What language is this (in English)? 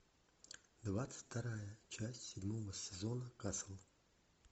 Russian